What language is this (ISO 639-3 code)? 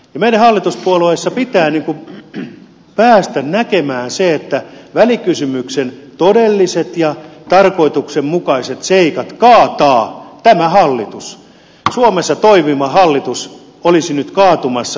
fin